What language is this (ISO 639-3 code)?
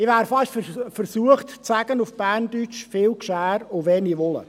gsw